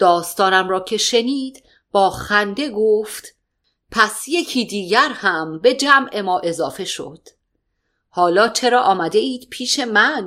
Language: Persian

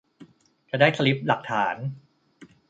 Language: Thai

